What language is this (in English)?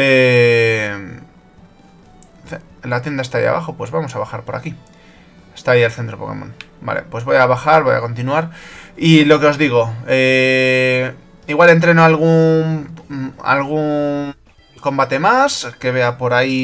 Spanish